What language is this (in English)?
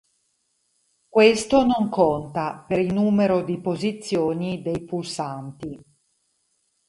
Italian